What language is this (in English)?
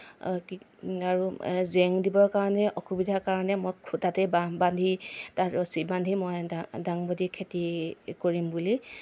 Assamese